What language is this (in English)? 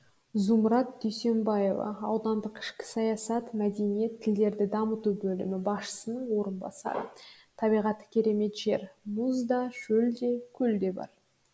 Kazakh